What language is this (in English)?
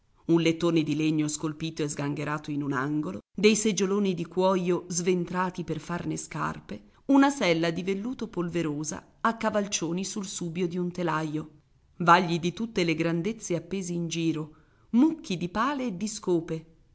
Italian